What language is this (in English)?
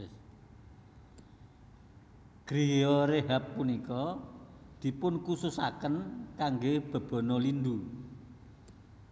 Javanese